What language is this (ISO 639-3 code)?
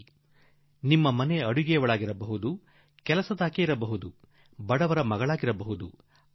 kan